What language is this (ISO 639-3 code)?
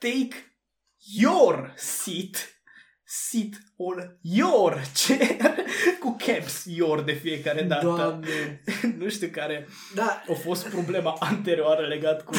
ron